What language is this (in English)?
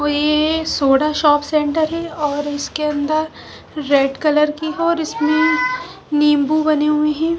Hindi